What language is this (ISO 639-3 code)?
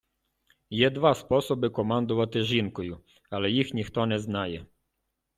ukr